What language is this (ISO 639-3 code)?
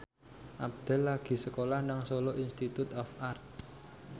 jav